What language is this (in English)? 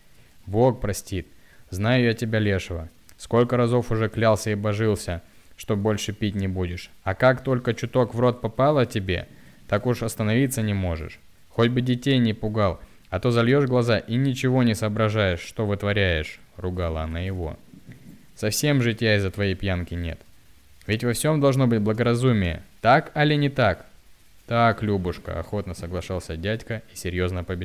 Russian